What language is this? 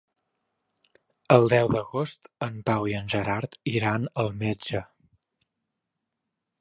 Catalan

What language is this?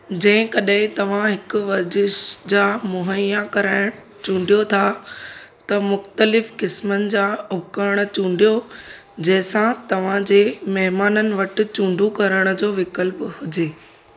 Sindhi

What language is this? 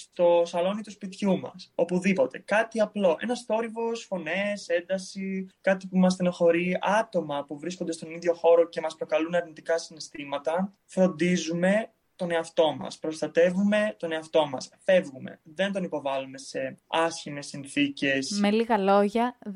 Greek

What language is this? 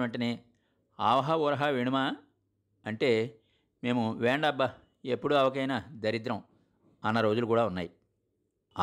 Telugu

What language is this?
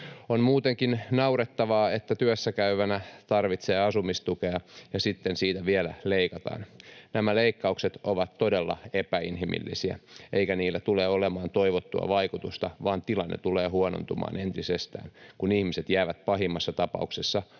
Finnish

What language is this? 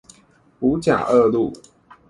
Chinese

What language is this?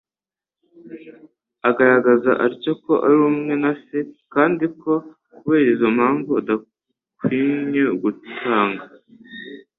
Kinyarwanda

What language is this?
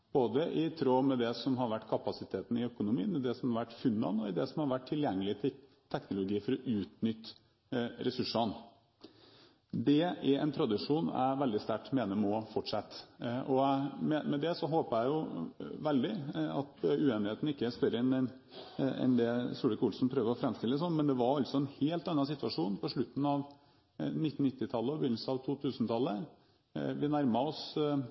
Norwegian Bokmål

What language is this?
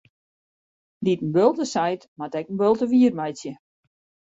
Western Frisian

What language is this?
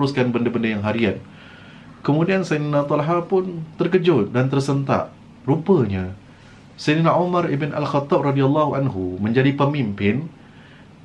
Malay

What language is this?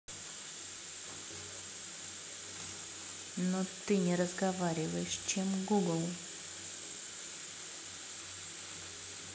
Russian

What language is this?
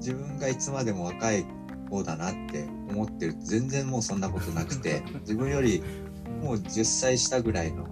Japanese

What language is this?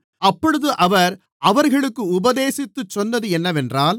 Tamil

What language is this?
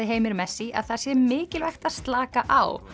Icelandic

